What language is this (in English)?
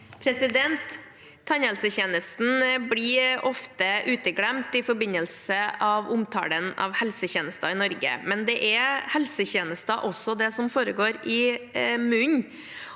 Norwegian